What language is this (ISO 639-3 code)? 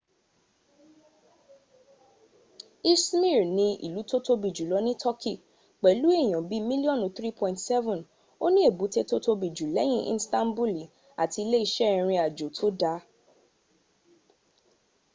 yor